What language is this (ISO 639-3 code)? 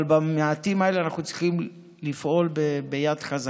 heb